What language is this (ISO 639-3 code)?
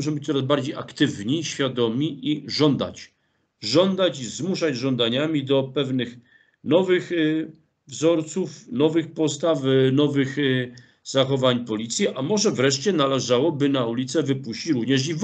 pol